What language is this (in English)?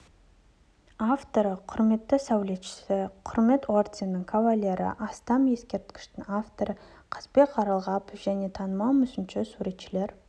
Kazakh